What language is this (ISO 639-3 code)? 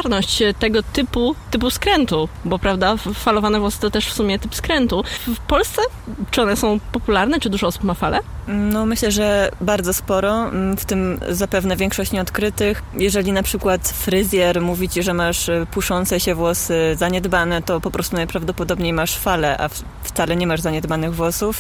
pol